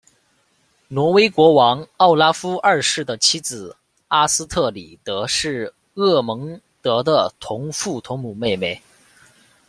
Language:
Chinese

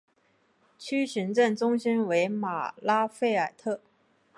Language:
Chinese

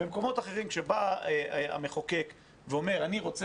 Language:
Hebrew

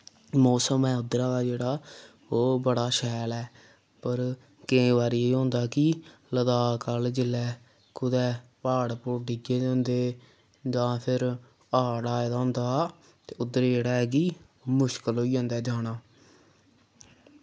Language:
Dogri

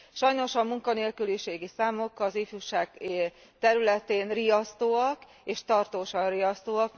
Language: Hungarian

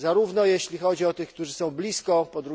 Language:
Polish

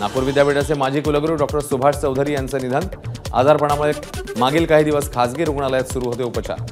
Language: Marathi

